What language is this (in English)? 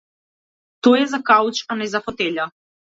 Macedonian